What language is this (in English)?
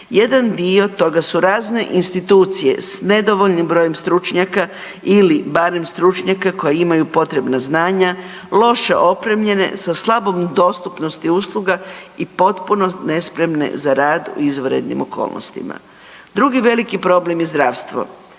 Croatian